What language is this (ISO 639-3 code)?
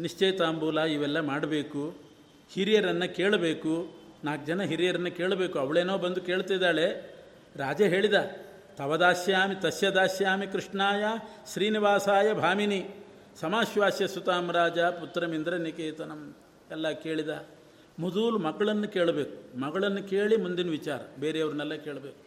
kan